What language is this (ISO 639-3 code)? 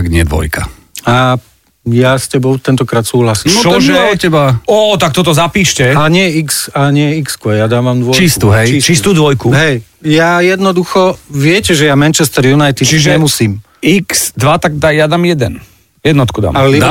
slk